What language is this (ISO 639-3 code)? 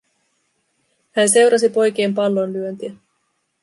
fin